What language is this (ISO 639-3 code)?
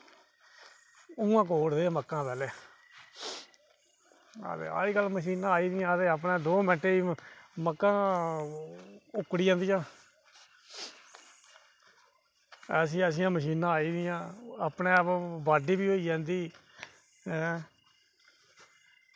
doi